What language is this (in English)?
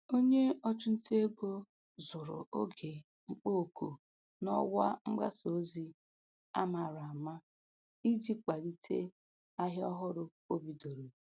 Igbo